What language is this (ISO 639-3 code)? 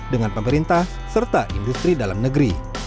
ind